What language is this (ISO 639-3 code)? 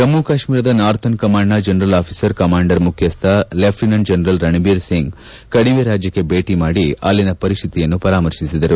kan